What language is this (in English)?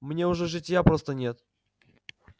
Russian